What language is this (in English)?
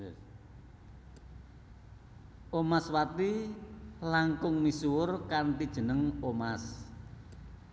Javanese